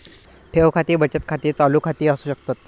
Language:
Marathi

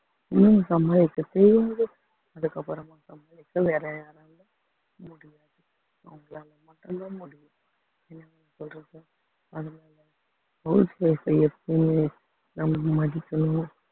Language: Tamil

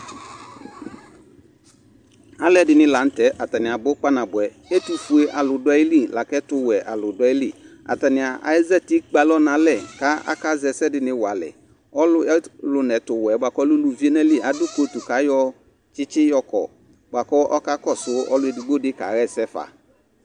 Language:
Ikposo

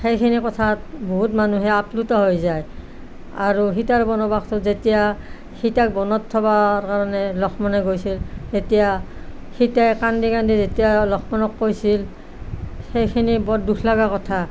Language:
Assamese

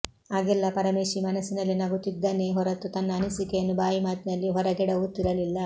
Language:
Kannada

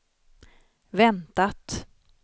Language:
Swedish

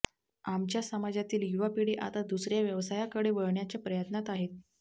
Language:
Marathi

